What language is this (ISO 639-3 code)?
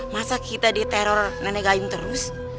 ind